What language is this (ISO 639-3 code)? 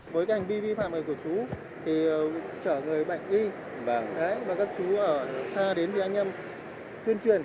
vie